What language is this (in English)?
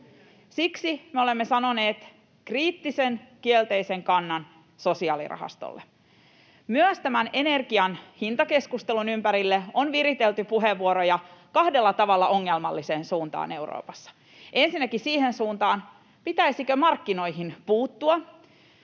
Finnish